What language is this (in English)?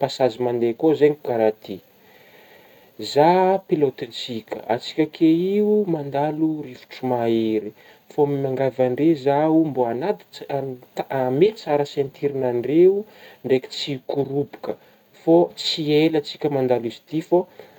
Northern Betsimisaraka Malagasy